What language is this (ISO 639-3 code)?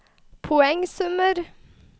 nor